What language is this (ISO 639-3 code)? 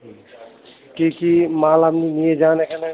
ben